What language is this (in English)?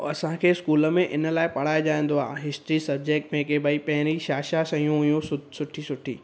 Sindhi